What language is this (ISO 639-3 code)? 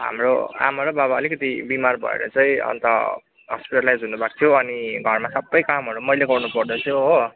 nep